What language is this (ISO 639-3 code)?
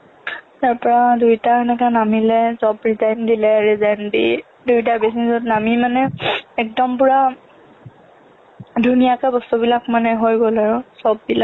asm